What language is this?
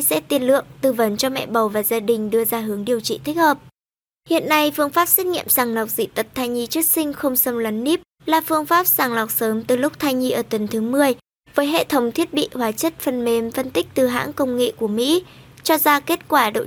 Vietnamese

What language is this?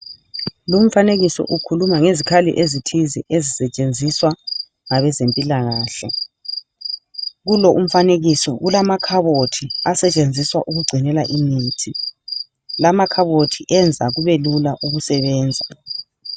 North Ndebele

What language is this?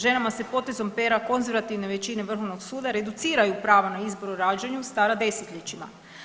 Croatian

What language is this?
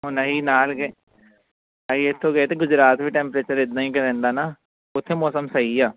Punjabi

